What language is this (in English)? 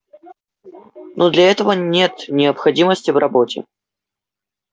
Russian